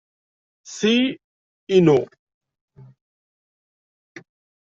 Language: Kabyle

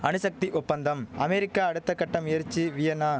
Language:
Tamil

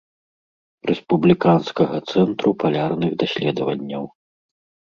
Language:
Belarusian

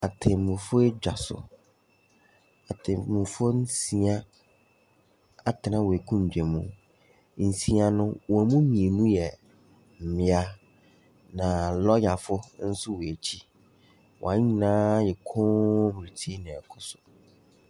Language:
Akan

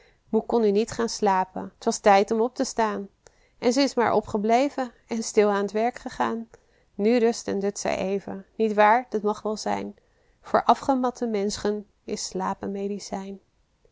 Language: Dutch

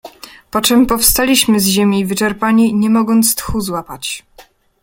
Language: Polish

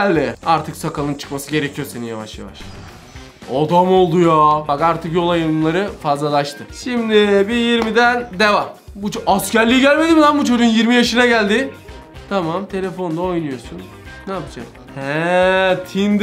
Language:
Turkish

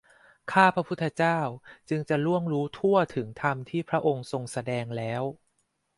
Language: Thai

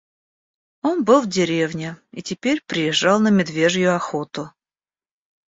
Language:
Russian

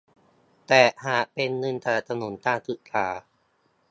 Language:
Thai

